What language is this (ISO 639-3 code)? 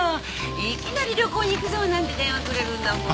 jpn